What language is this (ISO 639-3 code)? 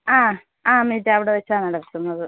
mal